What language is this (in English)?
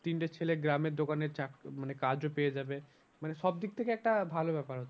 Bangla